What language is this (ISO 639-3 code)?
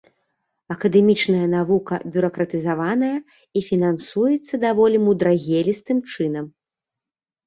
bel